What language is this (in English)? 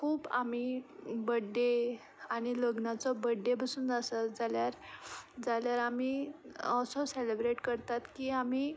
Konkani